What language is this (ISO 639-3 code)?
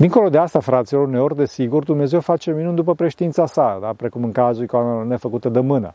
ron